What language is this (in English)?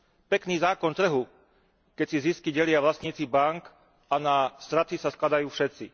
Slovak